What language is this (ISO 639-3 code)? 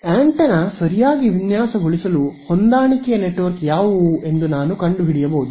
kan